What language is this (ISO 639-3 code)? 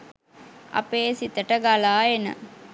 sin